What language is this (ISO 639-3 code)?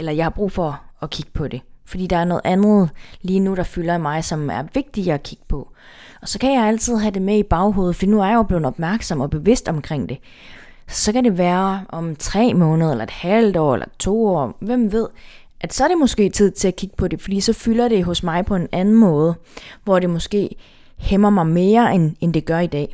dan